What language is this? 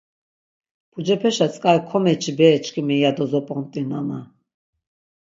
Laz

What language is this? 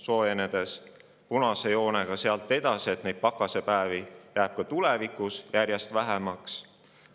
Estonian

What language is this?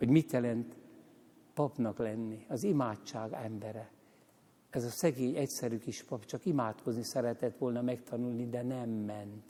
Hungarian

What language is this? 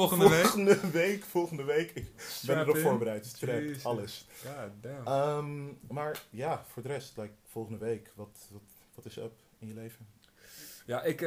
Dutch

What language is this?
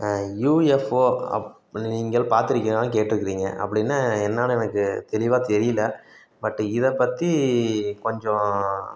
Tamil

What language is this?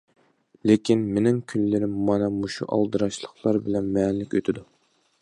Uyghur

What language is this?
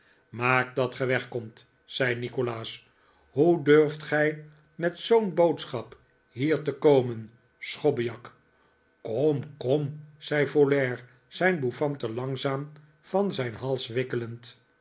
Dutch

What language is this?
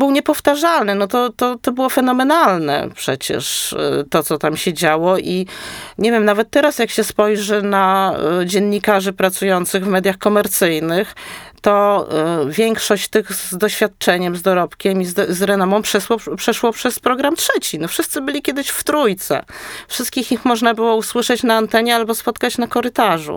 Polish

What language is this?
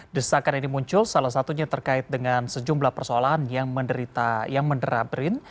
Indonesian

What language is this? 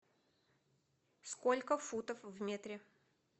Russian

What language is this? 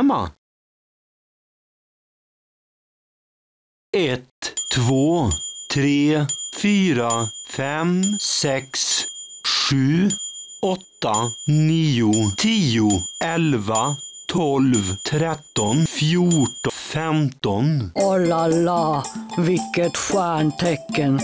Swedish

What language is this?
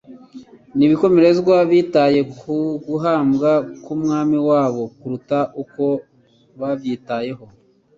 Kinyarwanda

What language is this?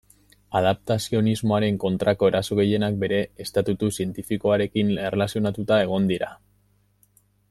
Basque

